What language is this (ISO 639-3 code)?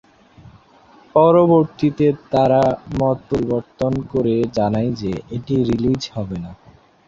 ben